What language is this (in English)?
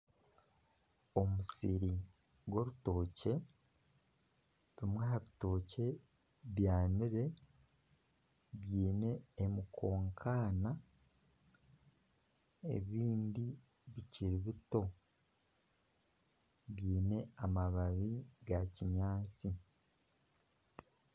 Nyankole